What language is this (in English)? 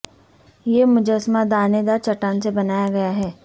Urdu